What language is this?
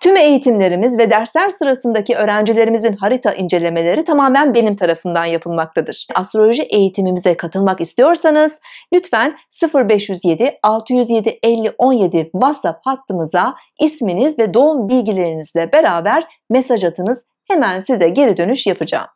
Turkish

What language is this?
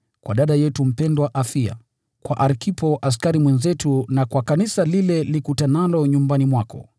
Swahili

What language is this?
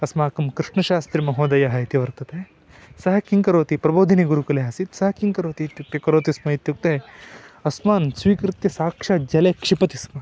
Sanskrit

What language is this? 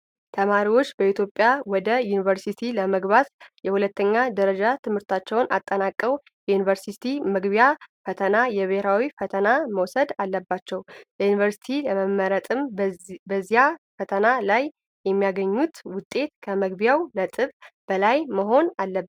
Amharic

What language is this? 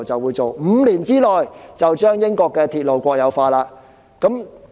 Cantonese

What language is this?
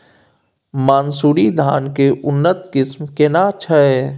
Maithili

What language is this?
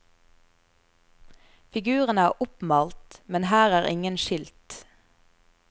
Norwegian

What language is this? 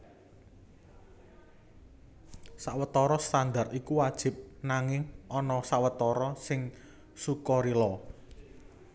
Javanese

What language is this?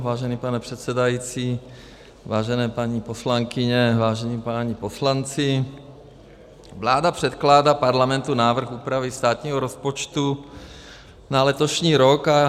Czech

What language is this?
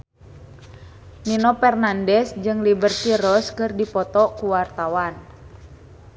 Sundanese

